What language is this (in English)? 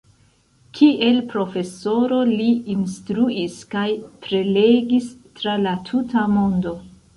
Esperanto